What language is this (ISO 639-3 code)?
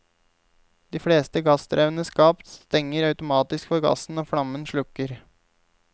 nor